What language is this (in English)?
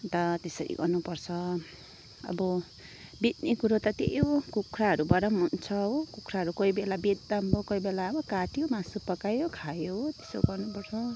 Nepali